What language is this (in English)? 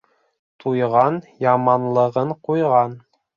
Bashkir